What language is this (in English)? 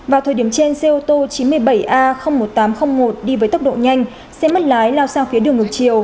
Vietnamese